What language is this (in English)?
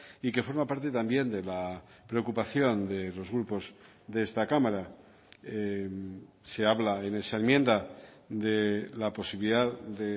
Spanish